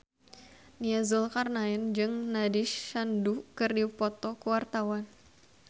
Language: Sundanese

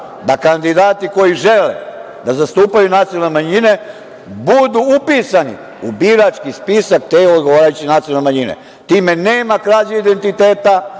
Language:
Serbian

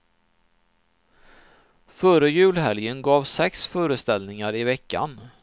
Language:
Swedish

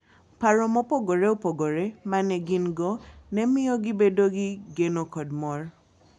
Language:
Luo (Kenya and Tanzania)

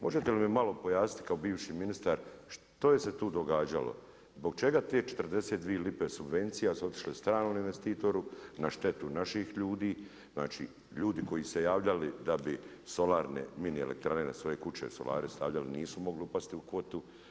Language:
Croatian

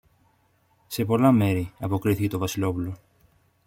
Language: Greek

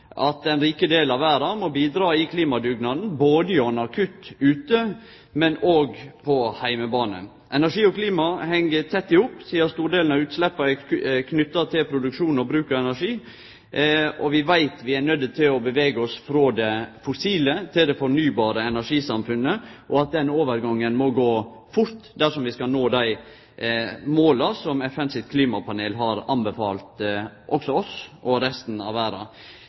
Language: Norwegian Nynorsk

